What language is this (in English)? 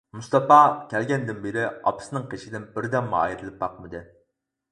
Uyghur